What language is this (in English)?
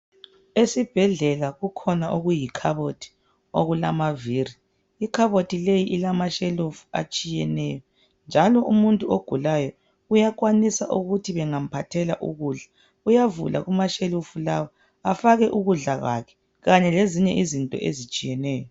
North Ndebele